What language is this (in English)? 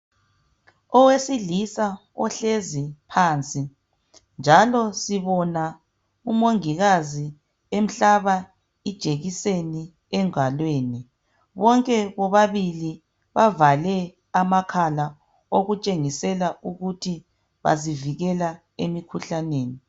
North Ndebele